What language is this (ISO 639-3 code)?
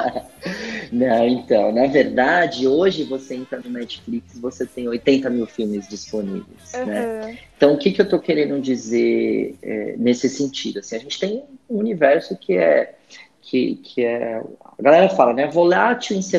por